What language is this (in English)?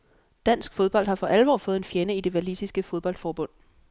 Danish